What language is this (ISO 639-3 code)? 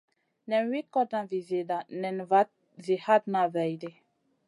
mcn